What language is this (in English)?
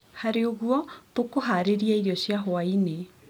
Kikuyu